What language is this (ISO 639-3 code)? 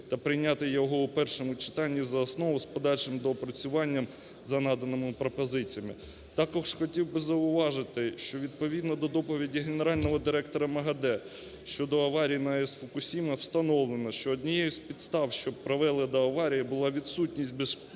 ukr